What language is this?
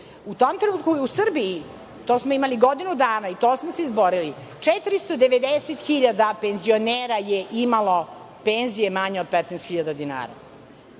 Serbian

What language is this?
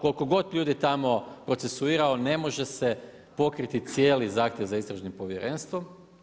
Croatian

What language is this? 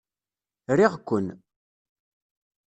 Kabyle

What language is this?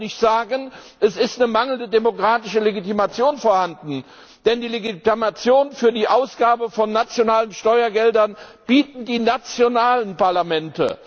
German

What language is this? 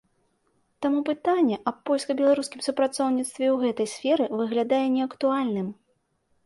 Belarusian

